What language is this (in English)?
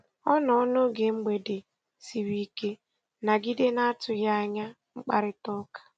Igbo